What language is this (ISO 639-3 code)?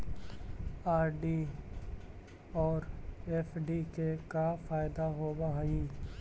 mag